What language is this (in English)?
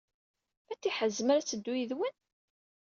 Kabyle